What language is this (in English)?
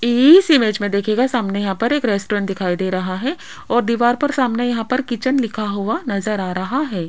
Hindi